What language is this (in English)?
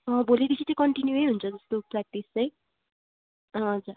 Nepali